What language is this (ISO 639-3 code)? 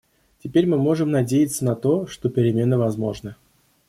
rus